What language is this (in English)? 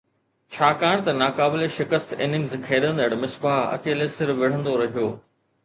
Sindhi